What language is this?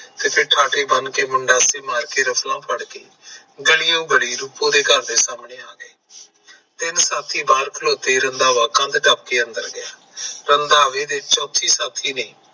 Punjabi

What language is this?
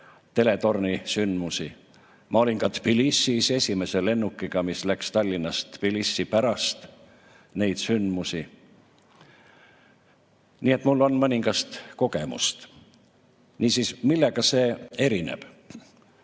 Estonian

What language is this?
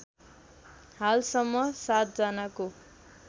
Nepali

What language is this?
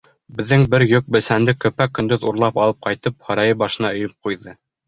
Bashkir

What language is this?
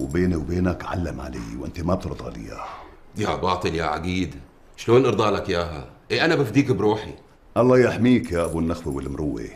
Arabic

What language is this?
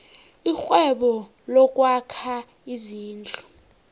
South Ndebele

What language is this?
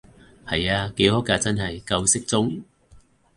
Cantonese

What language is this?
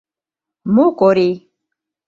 Mari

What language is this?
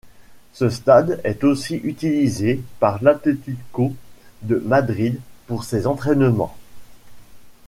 French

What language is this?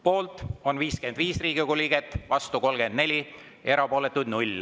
Estonian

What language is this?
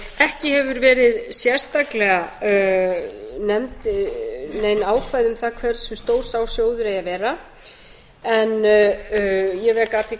Icelandic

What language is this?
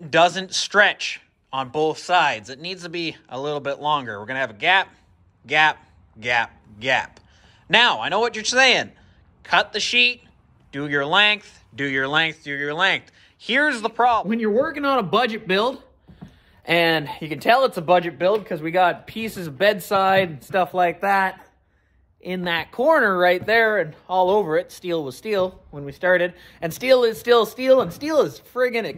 English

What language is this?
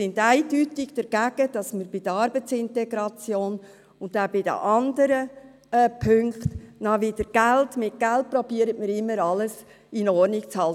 Swiss German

